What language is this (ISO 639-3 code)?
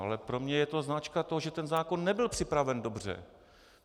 ces